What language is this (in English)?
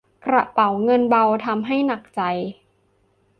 Thai